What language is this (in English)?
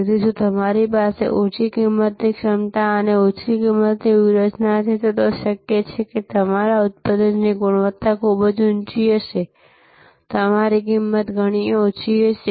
Gujarati